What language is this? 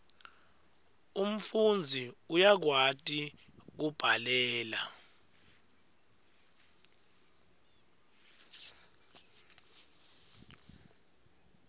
Swati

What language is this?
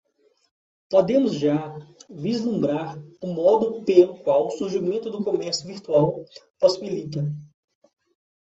Portuguese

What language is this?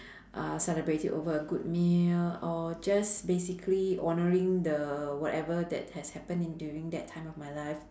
English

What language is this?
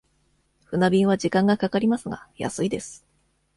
Japanese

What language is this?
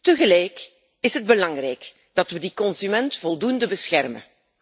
Dutch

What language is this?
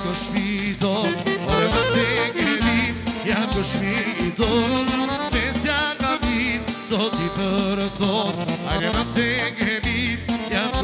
Arabic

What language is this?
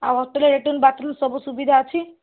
Odia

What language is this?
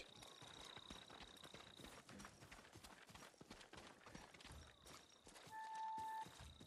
Polish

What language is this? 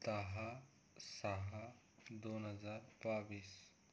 Marathi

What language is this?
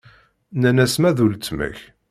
Kabyle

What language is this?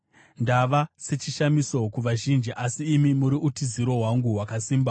Shona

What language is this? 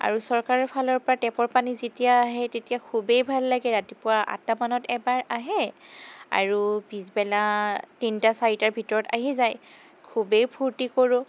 Assamese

